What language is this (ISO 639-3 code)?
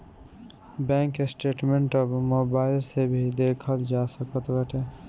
bho